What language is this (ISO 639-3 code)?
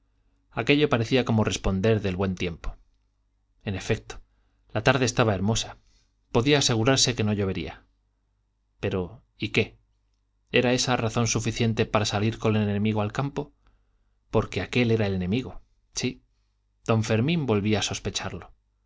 spa